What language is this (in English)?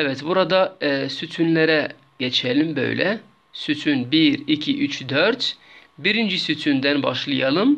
Turkish